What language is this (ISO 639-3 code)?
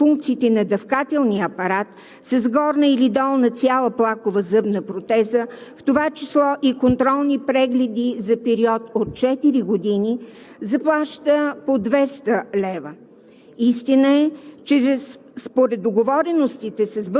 bul